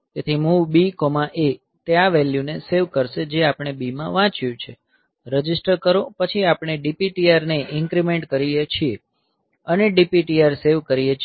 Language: Gujarati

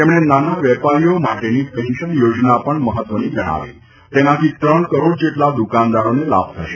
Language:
Gujarati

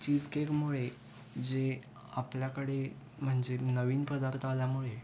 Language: Marathi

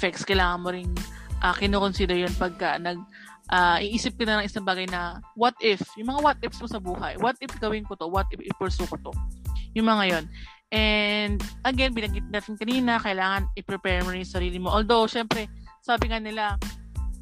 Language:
Filipino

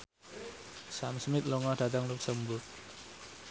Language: Javanese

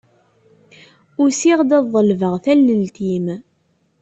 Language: Kabyle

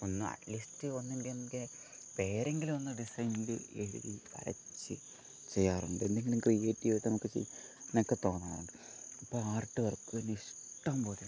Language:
Malayalam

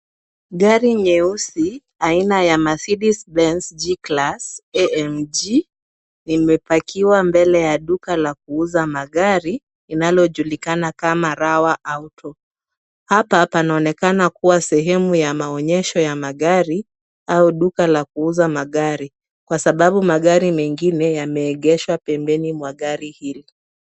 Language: Swahili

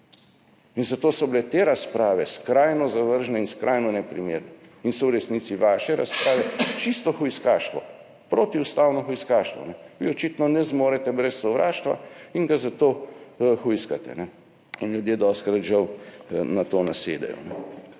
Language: Slovenian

